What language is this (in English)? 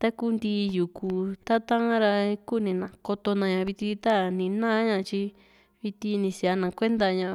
Juxtlahuaca Mixtec